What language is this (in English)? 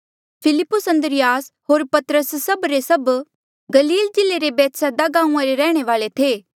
Mandeali